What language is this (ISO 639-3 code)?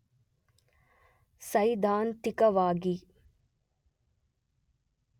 kan